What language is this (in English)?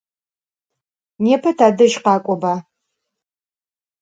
Adyghe